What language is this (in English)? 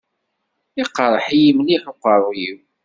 Kabyle